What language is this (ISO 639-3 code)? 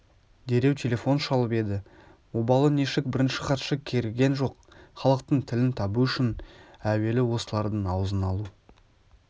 kaz